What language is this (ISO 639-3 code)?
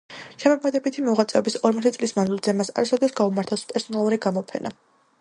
kat